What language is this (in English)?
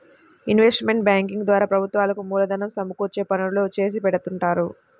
Telugu